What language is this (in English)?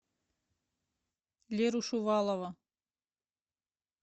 Russian